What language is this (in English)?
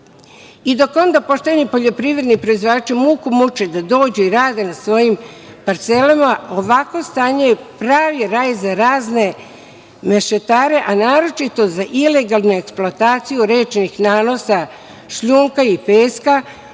Serbian